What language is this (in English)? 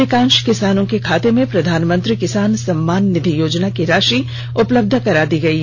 Hindi